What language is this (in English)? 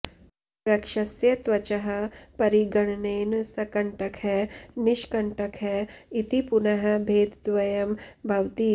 Sanskrit